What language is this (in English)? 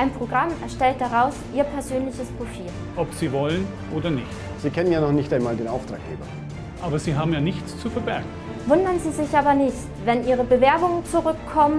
German